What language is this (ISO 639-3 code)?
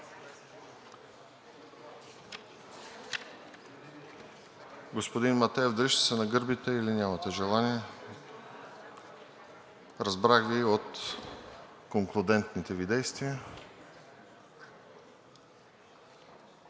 bul